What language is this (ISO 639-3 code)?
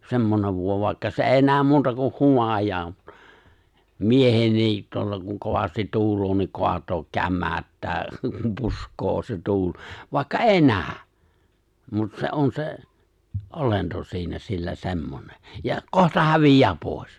fin